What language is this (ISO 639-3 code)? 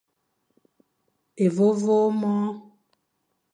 fan